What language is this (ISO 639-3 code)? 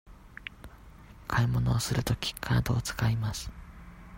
jpn